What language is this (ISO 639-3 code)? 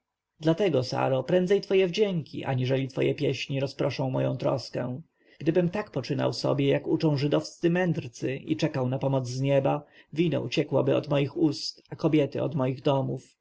pol